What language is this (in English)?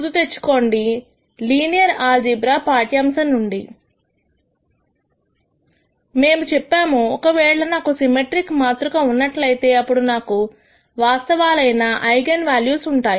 Telugu